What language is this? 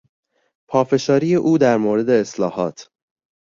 Persian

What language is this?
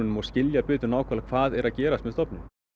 Icelandic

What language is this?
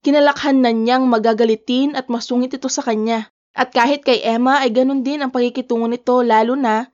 Filipino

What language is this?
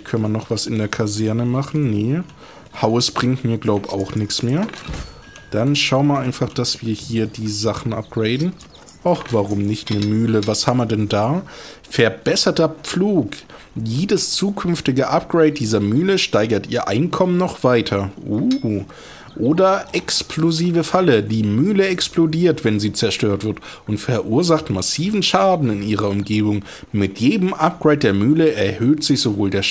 German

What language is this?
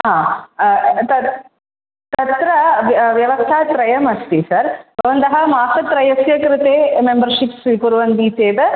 Sanskrit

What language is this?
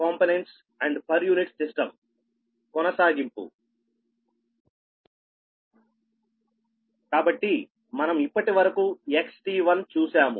Telugu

